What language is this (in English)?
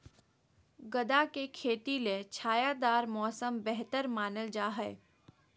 Magahi